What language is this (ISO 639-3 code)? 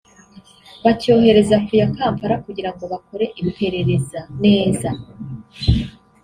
kin